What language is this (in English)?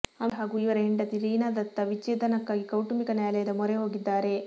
Kannada